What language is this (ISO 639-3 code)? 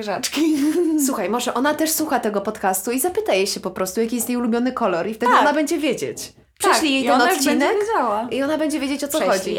pol